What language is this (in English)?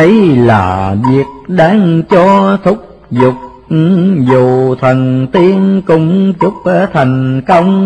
Vietnamese